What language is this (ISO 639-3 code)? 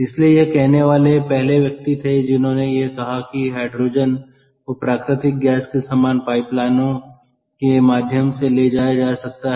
hin